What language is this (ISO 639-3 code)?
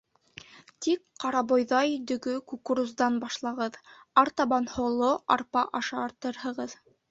bak